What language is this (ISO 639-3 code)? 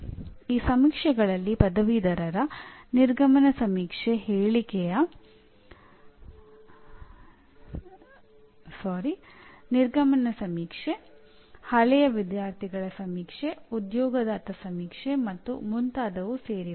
kan